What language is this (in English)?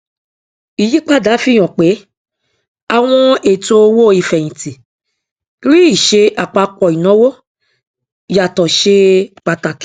Yoruba